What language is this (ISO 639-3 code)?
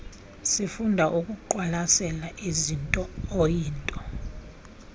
xho